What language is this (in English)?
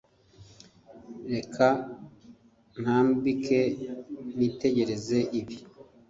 Kinyarwanda